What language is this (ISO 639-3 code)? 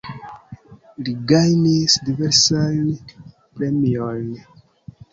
epo